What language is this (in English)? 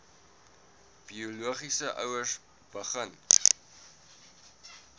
Afrikaans